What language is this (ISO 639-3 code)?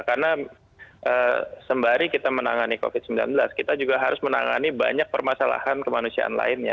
ind